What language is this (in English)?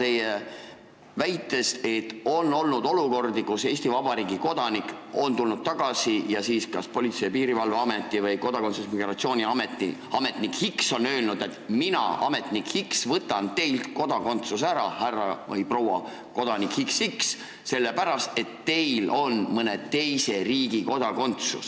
Estonian